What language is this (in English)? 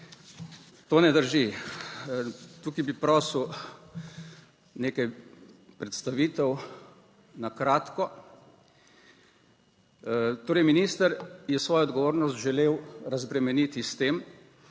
Slovenian